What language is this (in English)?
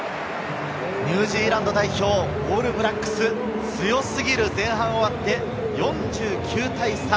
Japanese